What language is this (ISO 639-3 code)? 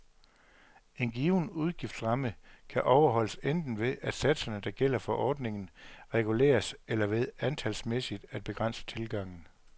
dan